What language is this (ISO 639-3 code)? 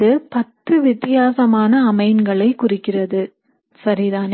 tam